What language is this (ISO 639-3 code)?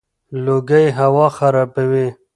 pus